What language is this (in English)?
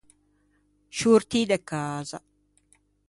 Ligurian